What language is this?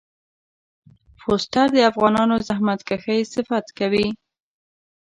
Pashto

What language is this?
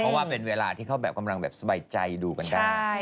Thai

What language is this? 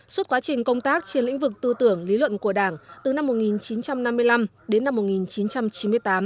Vietnamese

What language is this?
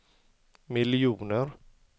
Swedish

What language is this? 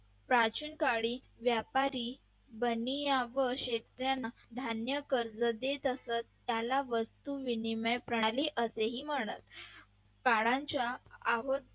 Marathi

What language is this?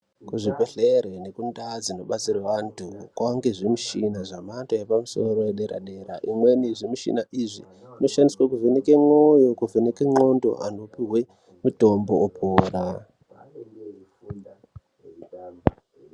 Ndau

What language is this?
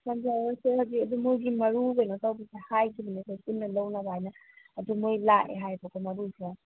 Manipuri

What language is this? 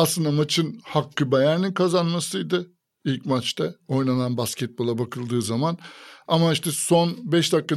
Turkish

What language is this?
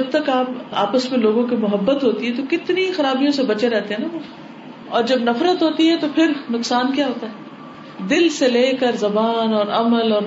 Urdu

